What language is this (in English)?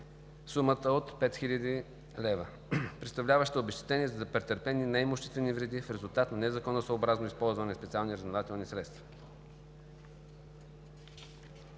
Bulgarian